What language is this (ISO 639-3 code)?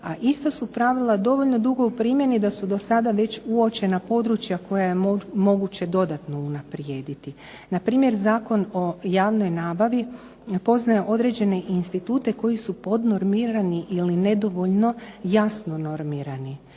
hrv